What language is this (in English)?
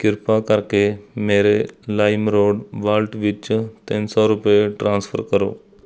Punjabi